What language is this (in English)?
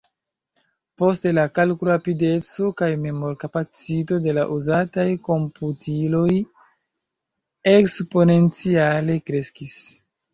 Esperanto